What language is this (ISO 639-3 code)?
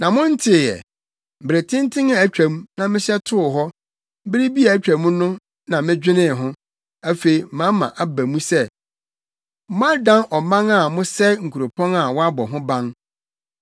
aka